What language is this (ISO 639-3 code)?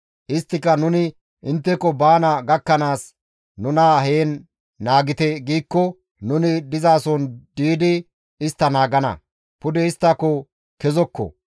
gmv